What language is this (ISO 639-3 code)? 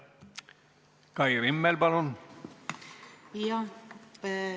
est